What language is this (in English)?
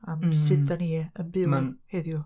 Welsh